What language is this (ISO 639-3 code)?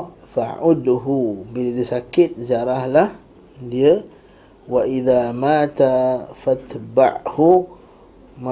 msa